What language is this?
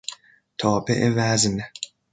Persian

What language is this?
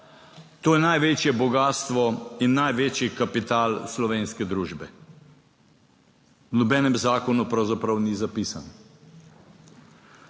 Slovenian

